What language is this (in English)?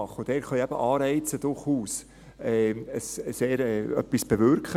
Swiss German